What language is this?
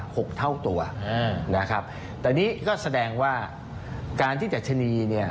Thai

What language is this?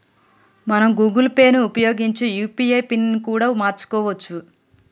Telugu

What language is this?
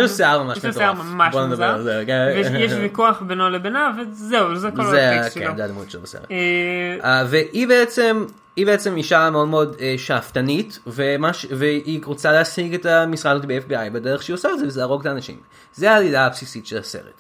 Hebrew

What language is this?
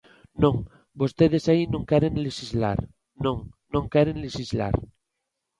Galician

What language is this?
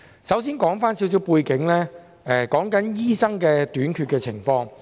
Cantonese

